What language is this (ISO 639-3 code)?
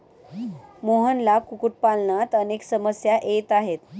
mar